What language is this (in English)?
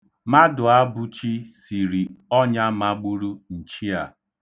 Igbo